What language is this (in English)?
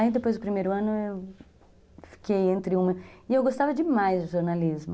Portuguese